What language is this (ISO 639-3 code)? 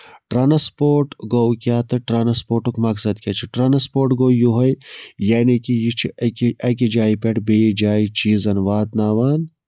kas